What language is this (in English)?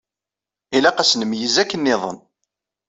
Kabyle